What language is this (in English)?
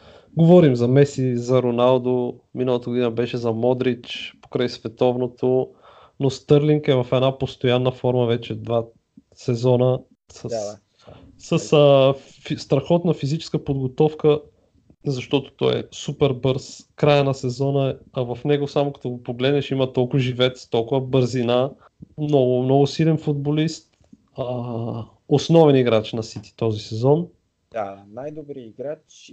Bulgarian